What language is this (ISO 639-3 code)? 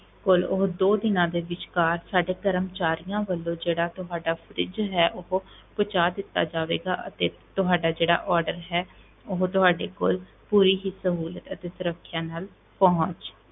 pan